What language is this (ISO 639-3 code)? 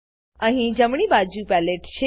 guj